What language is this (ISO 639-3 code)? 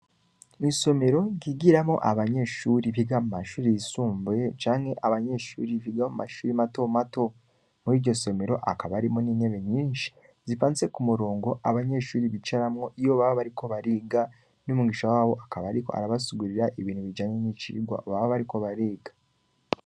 run